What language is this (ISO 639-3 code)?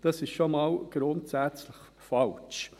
gsw